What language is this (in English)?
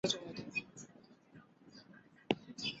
Chinese